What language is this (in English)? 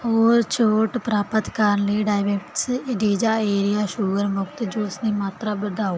Punjabi